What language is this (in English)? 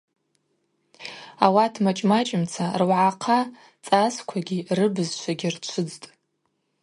Abaza